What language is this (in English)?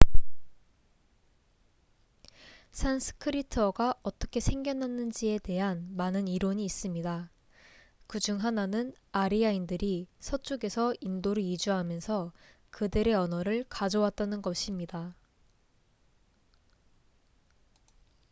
Korean